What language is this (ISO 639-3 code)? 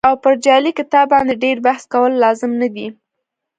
pus